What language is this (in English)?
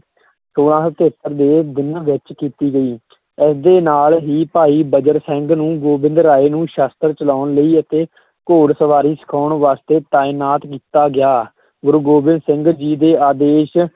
Punjabi